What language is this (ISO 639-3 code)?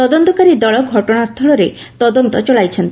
ori